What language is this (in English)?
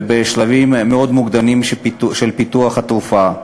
Hebrew